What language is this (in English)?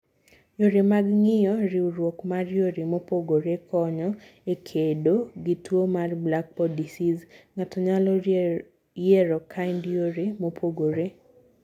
Luo (Kenya and Tanzania)